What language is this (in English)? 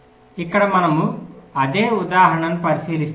Telugu